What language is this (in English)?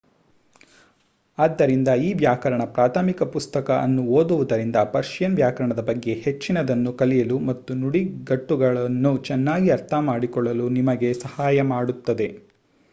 Kannada